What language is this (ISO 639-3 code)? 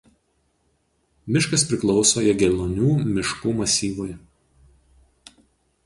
lit